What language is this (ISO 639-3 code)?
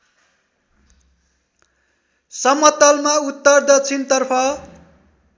nep